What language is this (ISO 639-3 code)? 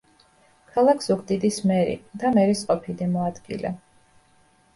kat